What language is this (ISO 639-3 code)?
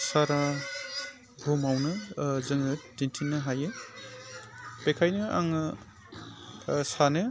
brx